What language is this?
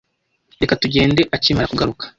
Kinyarwanda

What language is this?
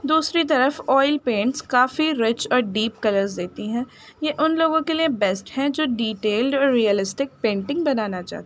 Urdu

